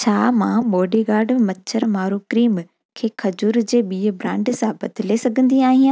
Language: Sindhi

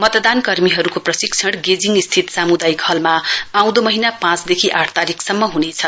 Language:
Nepali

